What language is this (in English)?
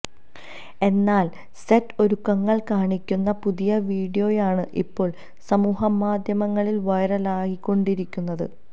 Malayalam